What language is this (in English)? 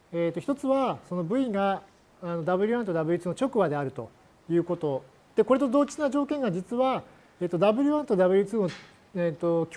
Japanese